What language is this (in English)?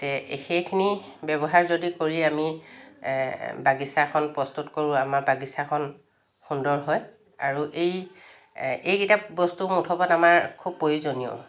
Assamese